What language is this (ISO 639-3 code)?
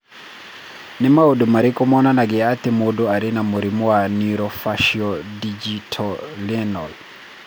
kik